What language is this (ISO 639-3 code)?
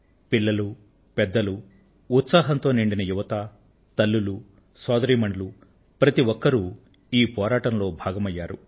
tel